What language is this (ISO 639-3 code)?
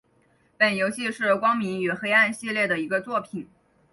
zho